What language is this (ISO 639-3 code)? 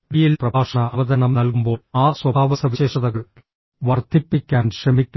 mal